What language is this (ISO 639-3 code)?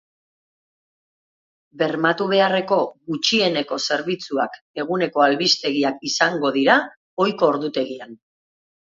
eus